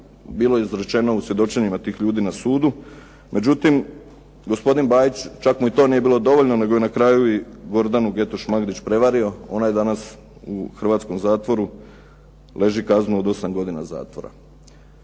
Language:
Croatian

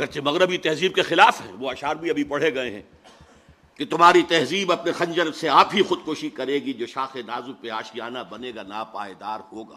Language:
Urdu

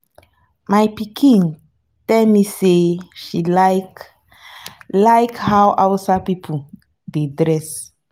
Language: Nigerian Pidgin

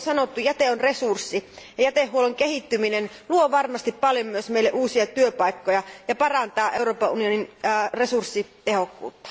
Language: Finnish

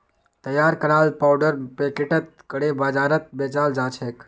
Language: Magahi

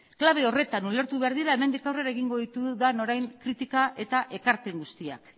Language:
Basque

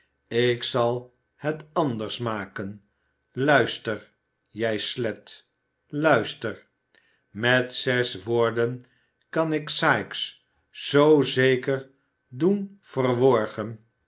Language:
Dutch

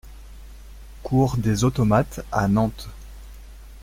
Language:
French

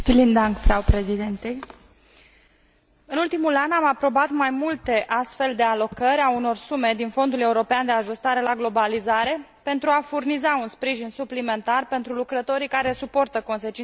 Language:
Romanian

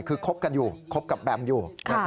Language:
Thai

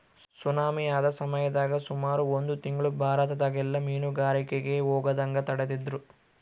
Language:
Kannada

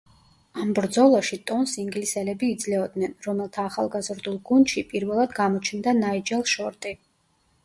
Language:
Georgian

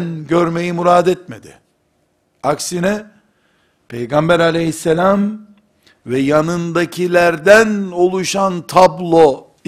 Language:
Turkish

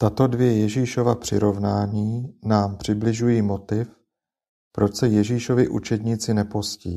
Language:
Czech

